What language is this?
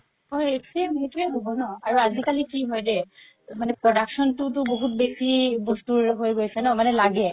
Assamese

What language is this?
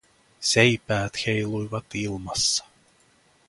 Finnish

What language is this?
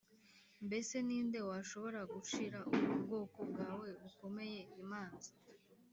Kinyarwanda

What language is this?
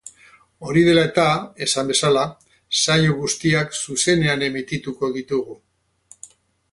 Basque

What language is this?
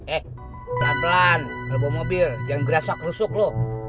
Indonesian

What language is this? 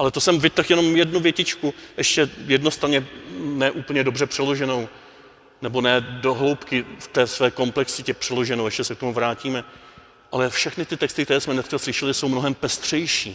Czech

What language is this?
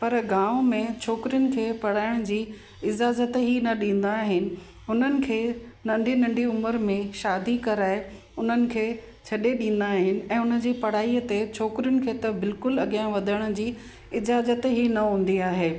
Sindhi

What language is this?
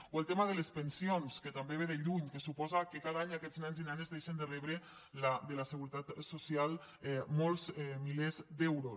Catalan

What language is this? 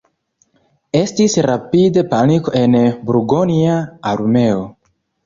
Esperanto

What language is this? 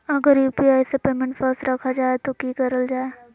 Magahi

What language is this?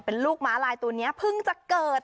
Thai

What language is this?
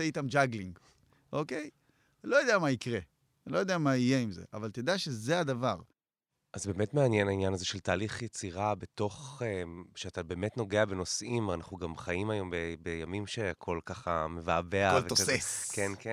Hebrew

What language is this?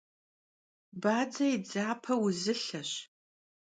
Kabardian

